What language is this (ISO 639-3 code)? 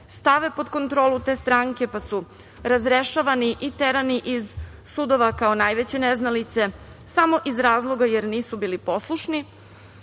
srp